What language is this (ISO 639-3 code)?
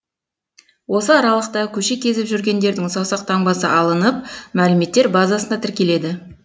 kaz